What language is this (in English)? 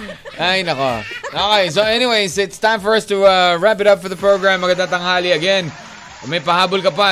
Filipino